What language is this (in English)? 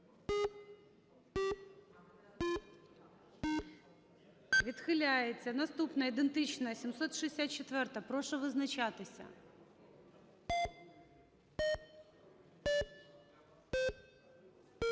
Ukrainian